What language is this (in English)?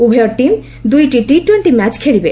Odia